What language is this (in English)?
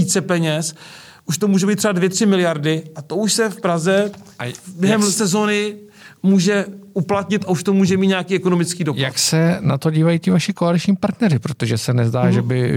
Czech